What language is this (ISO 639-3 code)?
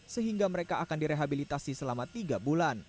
ind